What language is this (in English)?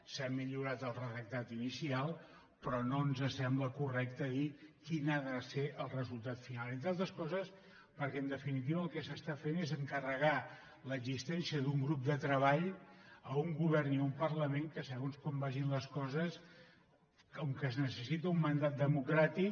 Catalan